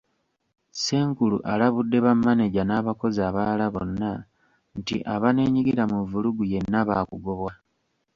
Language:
Ganda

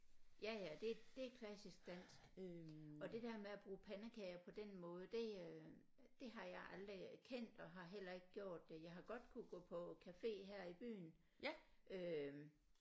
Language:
Danish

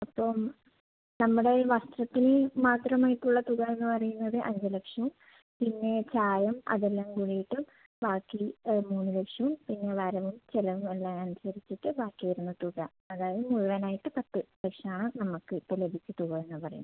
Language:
Malayalam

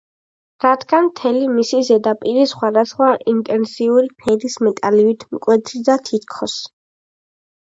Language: Georgian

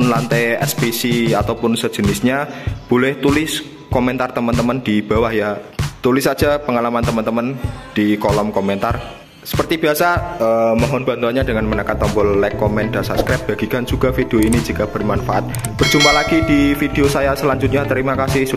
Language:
Indonesian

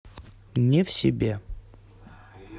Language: Russian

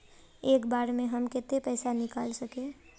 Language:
Magahi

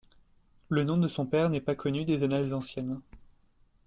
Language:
French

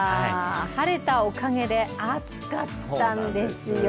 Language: Japanese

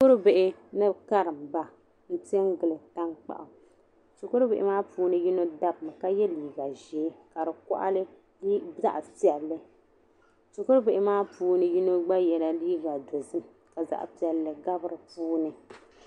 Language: Dagbani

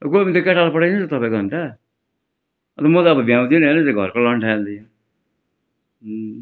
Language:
Nepali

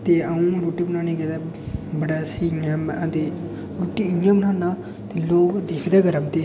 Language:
Dogri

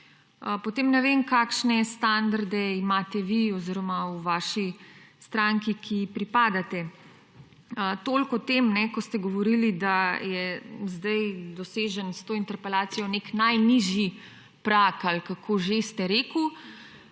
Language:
Slovenian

